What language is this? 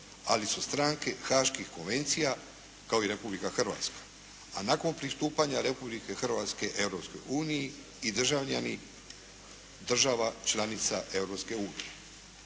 Croatian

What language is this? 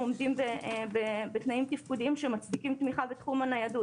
Hebrew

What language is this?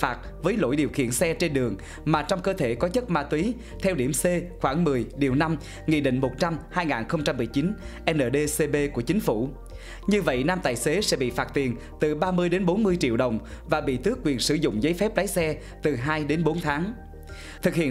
Vietnamese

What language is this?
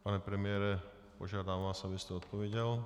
Czech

